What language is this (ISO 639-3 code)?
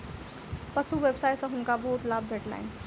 mai